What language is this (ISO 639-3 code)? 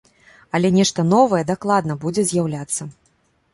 bel